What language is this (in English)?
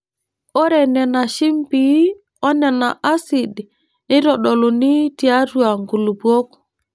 Masai